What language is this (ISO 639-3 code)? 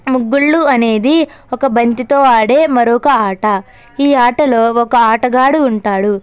tel